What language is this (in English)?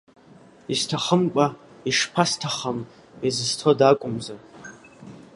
Abkhazian